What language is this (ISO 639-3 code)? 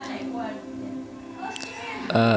rus